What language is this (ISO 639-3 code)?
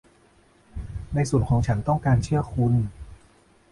tha